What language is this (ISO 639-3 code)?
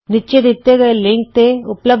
pan